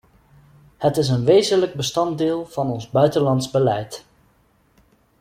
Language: Dutch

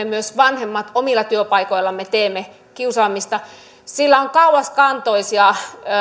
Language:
Finnish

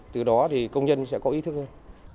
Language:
Vietnamese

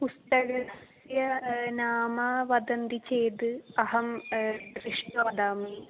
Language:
Sanskrit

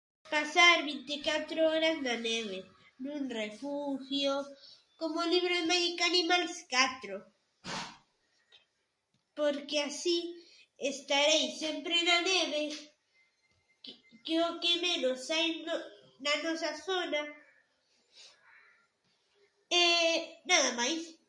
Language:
Galician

